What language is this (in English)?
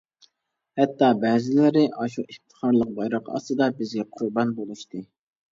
Uyghur